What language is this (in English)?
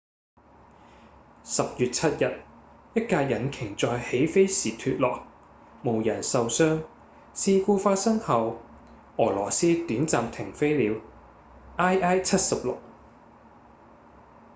Cantonese